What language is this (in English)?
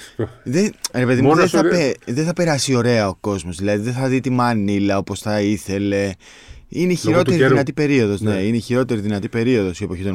Greek